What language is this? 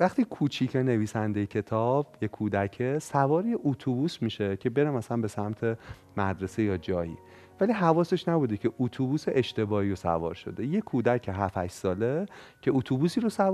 Persian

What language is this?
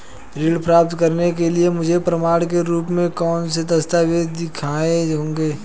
Hindi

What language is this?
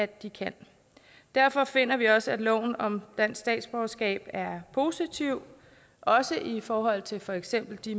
Danish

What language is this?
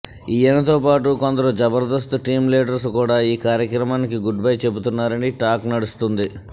Telugu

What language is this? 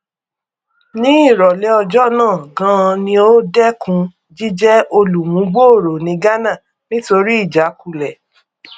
Yoruba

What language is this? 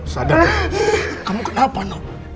Indonesian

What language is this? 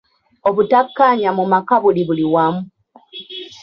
Ganda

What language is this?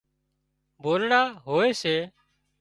Wadiyara Koli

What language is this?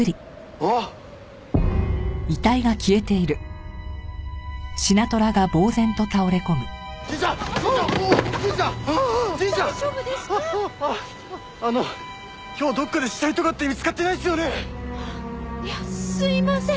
Japanese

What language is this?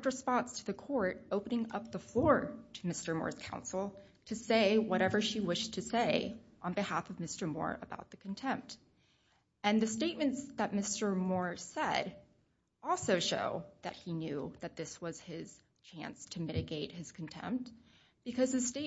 English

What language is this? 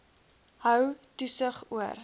Afrikaans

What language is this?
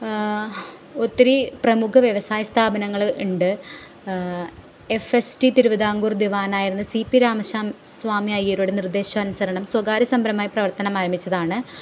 Malayalam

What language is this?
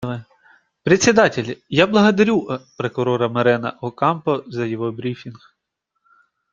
Russian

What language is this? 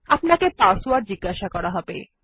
Bangla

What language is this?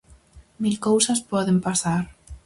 Galician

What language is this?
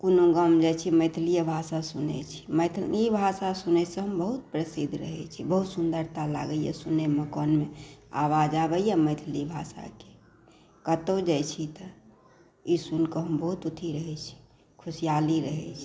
Maithili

